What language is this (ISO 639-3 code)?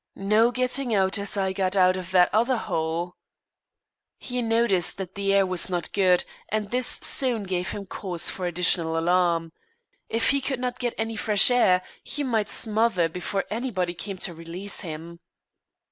eng